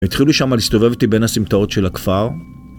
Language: Hebrew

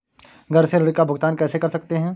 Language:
Hindi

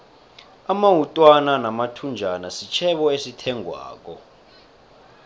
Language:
South Ndebele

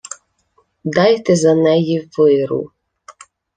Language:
Ukrainian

